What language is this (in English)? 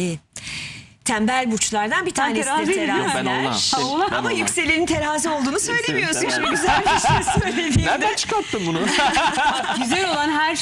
Turkish